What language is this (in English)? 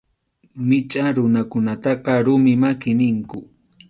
Arequipa-La Unión Quechua